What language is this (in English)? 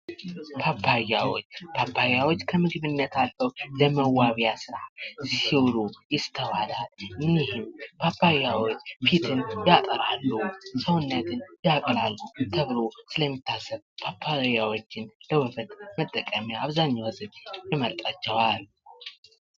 Amharic